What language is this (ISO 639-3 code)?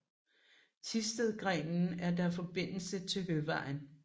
dan